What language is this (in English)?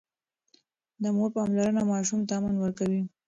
Pashto